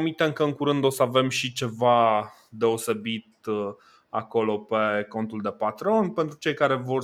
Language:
Romanian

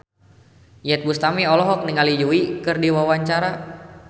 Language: Sundanese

